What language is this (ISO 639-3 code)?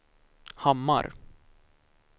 swe